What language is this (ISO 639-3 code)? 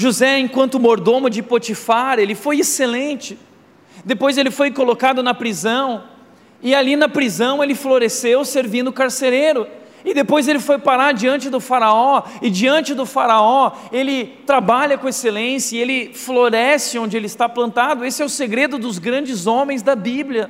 por